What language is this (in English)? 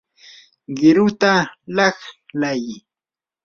Yanahuanca Pasco Quechua